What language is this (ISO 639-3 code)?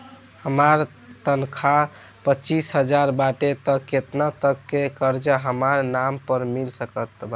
bho